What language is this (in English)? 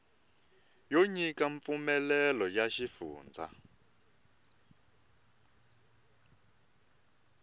Tsonga